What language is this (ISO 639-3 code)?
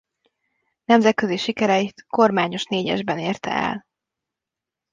hun